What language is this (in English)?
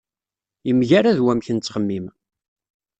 Kabyle